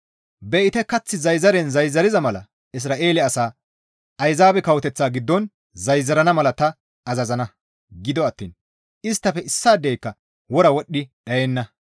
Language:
Gamo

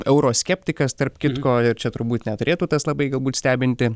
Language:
Lithuanian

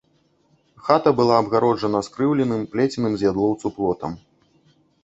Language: Belarusian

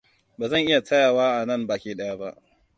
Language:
Hausa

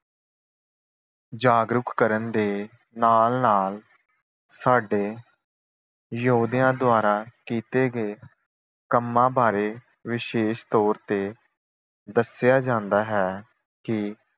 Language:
Punjabi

